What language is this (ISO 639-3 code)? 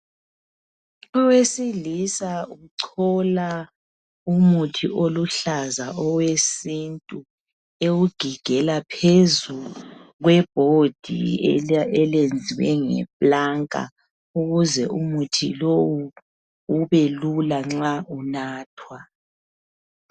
nde